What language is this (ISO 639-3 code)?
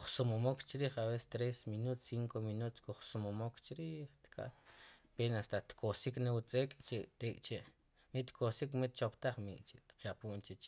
qum